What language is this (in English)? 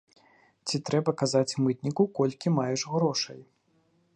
Belarusian